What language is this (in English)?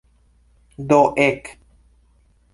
Esperanto